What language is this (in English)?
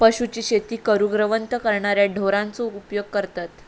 Marathi